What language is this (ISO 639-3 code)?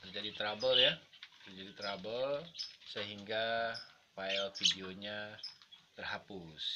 ind